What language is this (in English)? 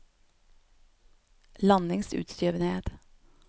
Norwegian